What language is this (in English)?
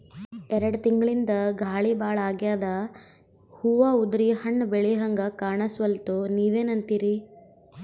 Kannada